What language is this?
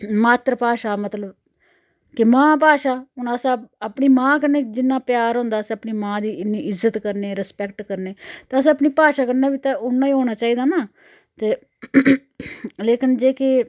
Dogri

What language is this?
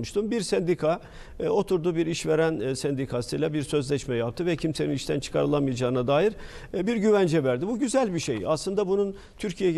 Turkish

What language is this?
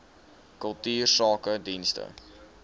Afrikaans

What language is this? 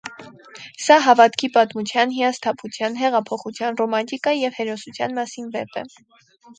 Armenian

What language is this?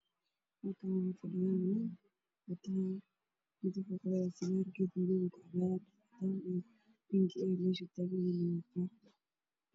Somali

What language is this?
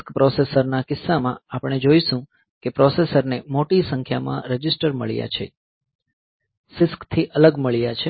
Gujarati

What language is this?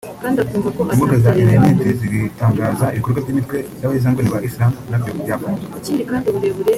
Kinyarwanda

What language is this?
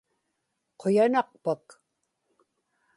Inupiaq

